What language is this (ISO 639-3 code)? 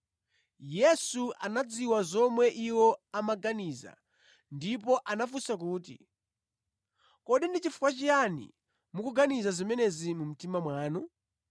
nya